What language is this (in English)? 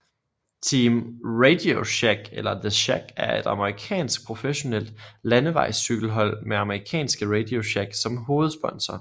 Danish